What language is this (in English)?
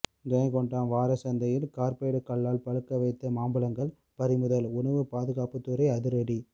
Tamil